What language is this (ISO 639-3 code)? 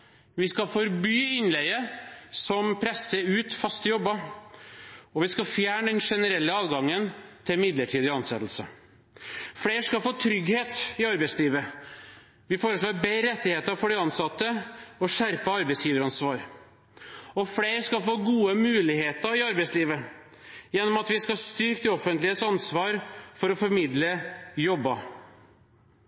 nob